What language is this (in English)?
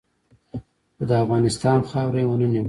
Pashto